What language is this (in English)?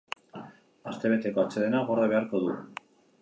Basque